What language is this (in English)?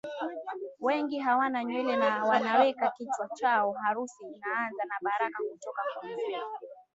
Swahili